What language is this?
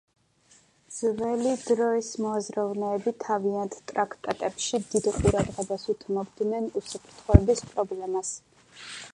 Georgian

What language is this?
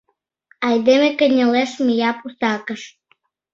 Mari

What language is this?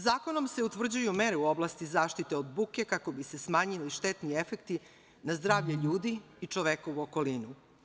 Serbian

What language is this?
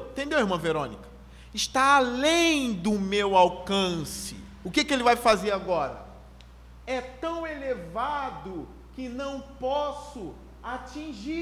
Portuguese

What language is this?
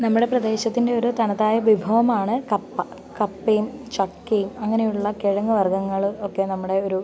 Malayalam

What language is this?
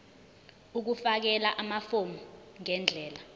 Zulu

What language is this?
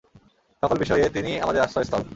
Bangla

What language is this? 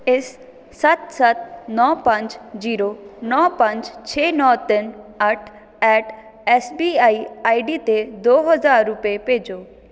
Punjabi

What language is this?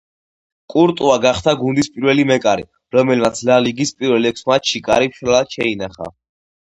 Georgian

